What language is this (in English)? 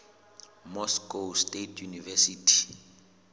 Southern Sotho